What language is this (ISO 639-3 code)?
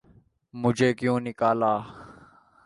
urd